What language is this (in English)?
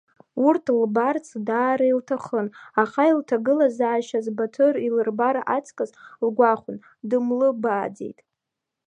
Abkhazian